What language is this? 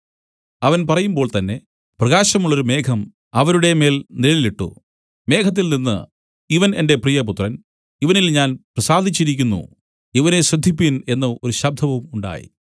Malayalam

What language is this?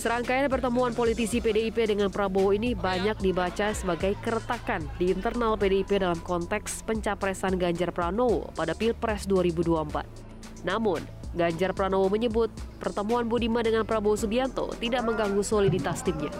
Indonesian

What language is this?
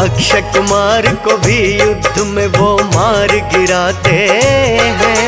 Hindi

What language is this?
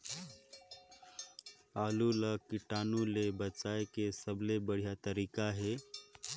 Chhattisgarhi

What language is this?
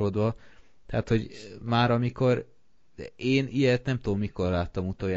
Hungarian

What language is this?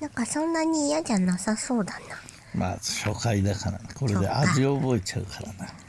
Japanese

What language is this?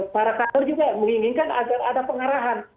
Indonesian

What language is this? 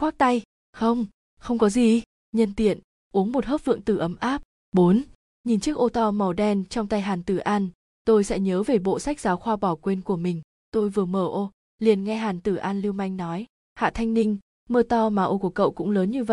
Vietnamese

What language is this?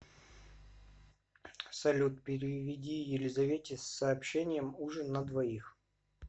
Russian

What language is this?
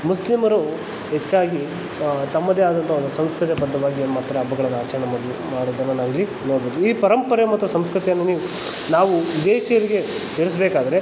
Kannada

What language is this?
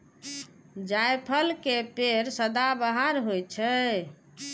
Maithili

